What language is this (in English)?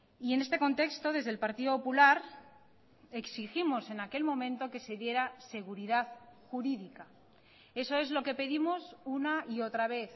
Spanish